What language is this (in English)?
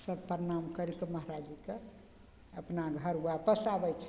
Maithili